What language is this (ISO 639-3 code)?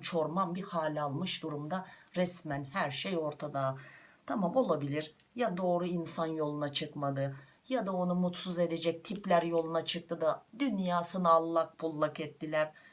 tur